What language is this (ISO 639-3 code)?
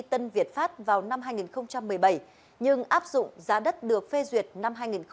vie